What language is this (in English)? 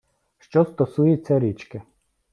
Ukrainian